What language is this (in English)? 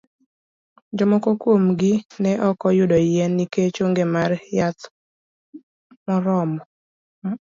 Luo (Kenya and Tanzania)